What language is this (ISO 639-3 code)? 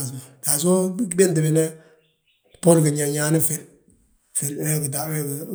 bjt